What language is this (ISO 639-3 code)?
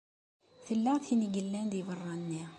kab